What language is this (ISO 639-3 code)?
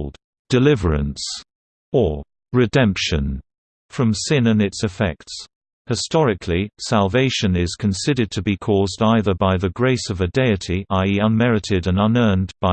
eng